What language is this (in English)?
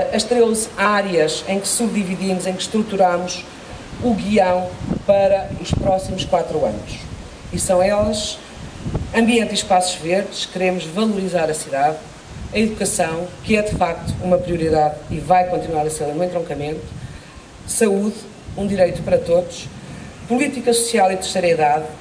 Portuguese